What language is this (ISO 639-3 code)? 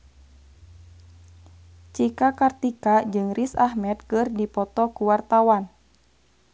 sun